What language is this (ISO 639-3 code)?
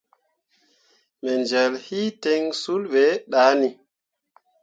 mua